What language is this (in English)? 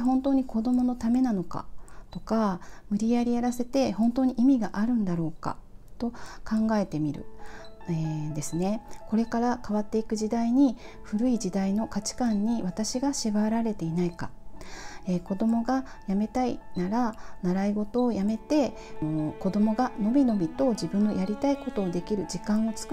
Japanese